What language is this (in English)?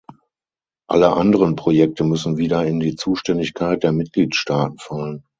German